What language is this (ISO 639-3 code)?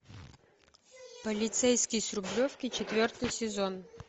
rus